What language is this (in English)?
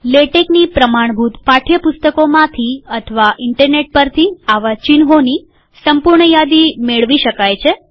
Gujarati